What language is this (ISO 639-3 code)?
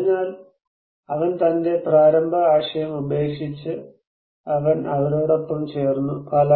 mal